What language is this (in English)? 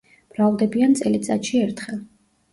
Georgian